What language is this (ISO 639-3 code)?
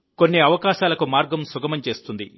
tel